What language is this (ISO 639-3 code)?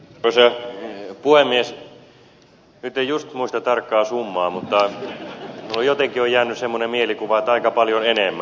fin